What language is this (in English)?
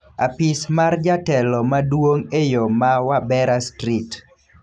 Luo (Kenya and Tanzania)